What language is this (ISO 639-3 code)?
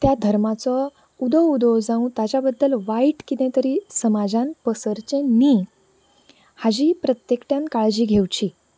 kok